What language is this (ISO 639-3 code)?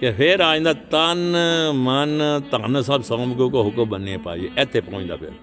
pan